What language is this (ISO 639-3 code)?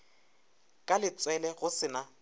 nso